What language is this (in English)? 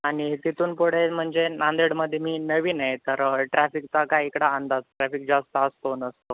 Marathi